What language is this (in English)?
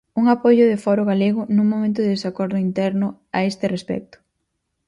Galician